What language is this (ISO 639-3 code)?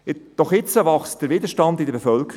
gsw